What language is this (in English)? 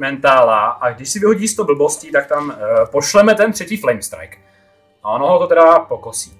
Czech